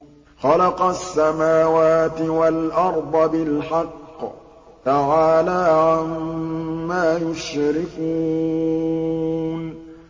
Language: Arabic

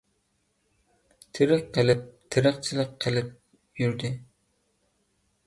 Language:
Uyghur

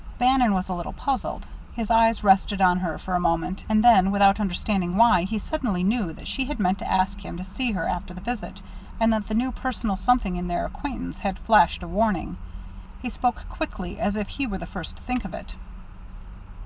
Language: English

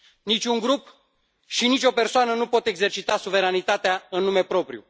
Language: Romanian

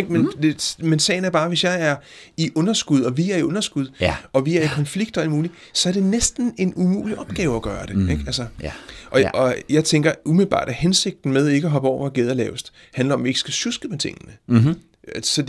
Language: Danish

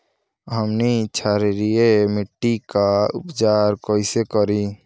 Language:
Bhojpuri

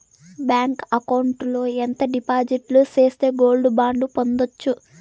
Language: Telugu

